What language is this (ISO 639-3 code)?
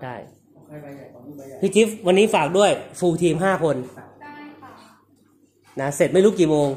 tha